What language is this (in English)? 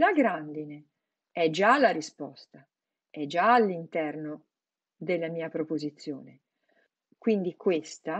Italian